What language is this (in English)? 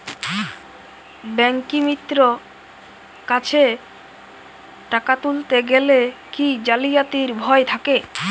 Bangla